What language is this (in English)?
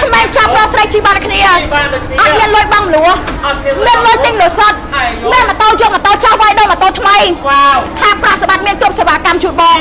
Thai